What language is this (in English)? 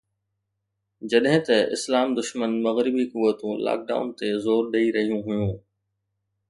Sindhi